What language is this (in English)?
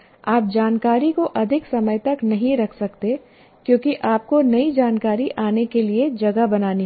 Hindi